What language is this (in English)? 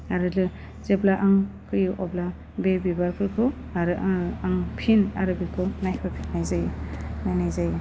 Bodo